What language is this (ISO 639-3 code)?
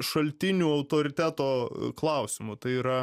lit